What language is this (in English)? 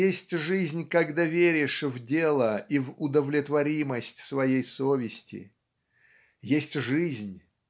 Russian